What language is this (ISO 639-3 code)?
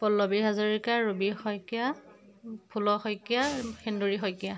asm